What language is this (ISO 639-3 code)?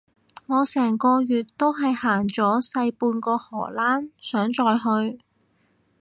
yue